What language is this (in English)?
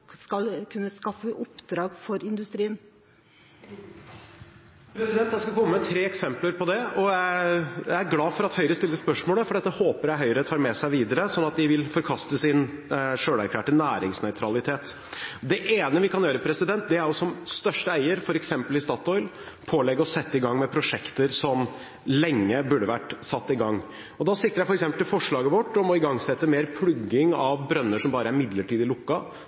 Norwegian